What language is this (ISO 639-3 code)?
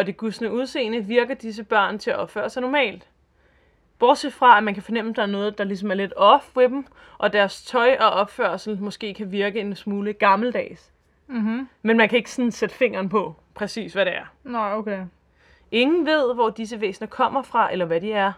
dan